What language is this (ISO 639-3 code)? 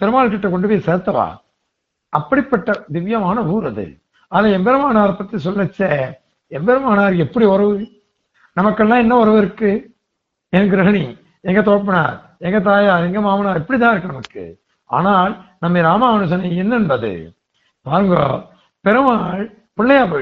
tam